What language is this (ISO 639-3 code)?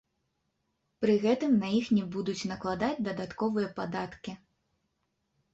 bel